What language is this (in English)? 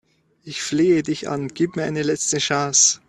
German